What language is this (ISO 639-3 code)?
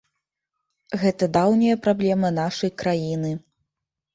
bel